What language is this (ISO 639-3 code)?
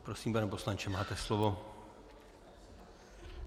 ces